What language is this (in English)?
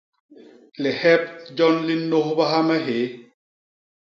Basaa